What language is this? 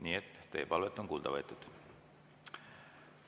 Estonian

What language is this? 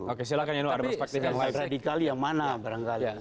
Indonesian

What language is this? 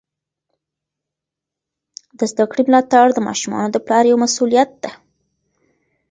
Pashto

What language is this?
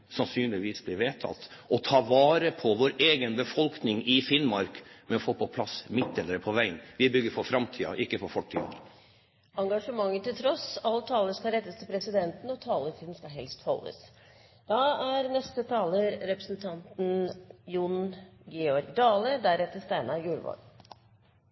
Norwegian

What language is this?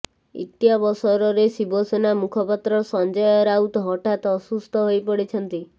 Odia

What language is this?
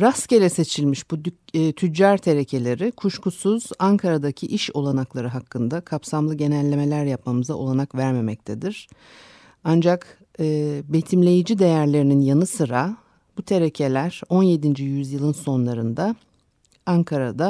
Turkish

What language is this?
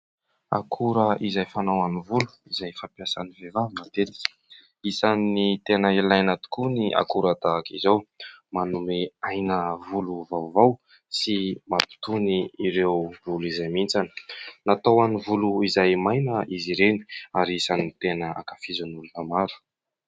Malagasy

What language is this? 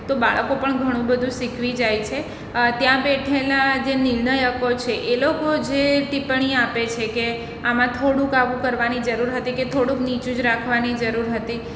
Gujarati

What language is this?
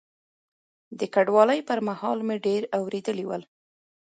Pashto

